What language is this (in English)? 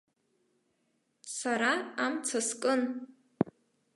Abkhazian